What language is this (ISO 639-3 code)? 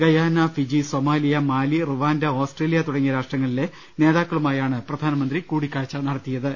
mal